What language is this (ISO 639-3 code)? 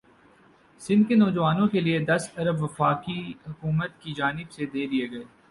urd